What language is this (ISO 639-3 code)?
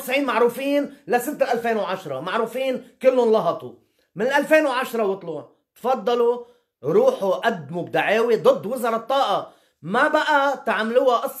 ara